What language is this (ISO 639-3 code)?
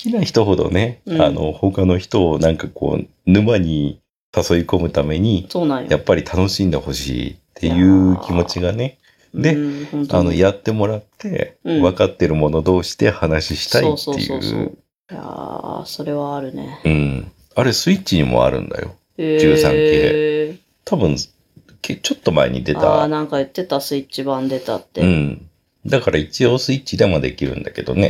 jpn